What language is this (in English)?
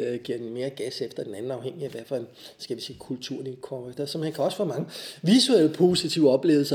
Danish